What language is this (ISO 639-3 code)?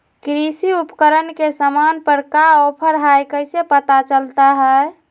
mag